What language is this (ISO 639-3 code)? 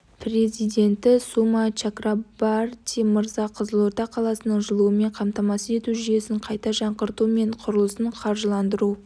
kaz